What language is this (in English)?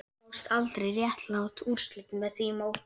Icelandic